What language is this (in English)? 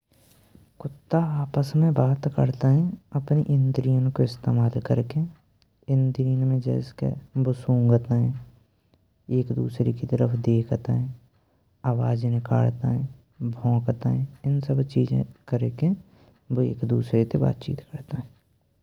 Braj